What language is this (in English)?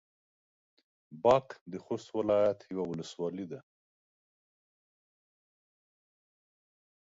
Pashto